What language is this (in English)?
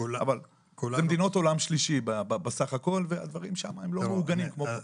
Hebrew